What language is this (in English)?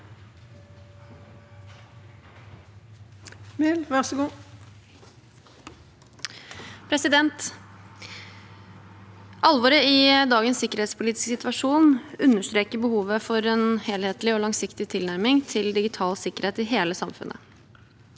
Norwegian